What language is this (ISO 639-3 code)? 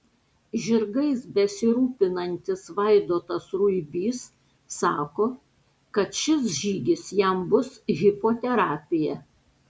lit